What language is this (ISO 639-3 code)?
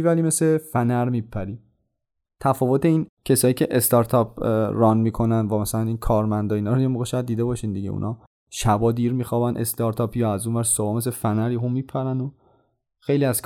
fas